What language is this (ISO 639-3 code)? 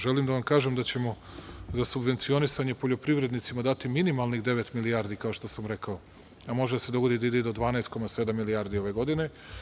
srp